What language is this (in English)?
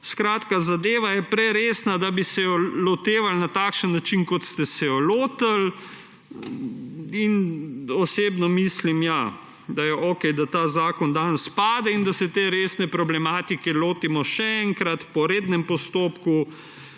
Slovenian